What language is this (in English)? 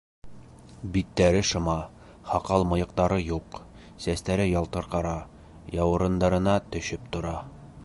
Bashkir